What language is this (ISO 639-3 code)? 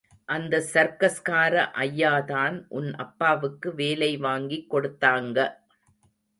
tam